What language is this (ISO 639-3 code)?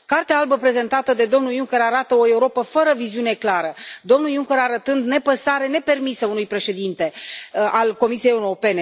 ron